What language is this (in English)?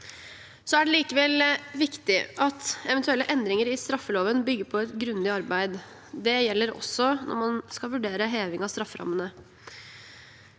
Norwegian